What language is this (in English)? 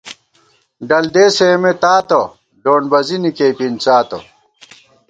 Gawar-Bati